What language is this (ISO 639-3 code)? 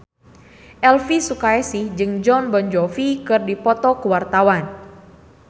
sun